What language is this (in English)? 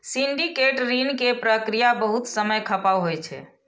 Maithili